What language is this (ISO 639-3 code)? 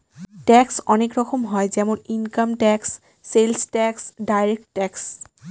ben